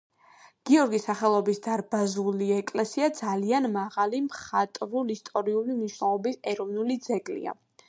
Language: Georgian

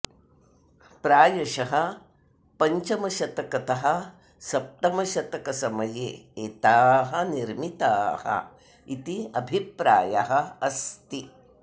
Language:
Sanskrit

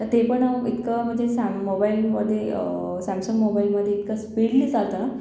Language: Marathi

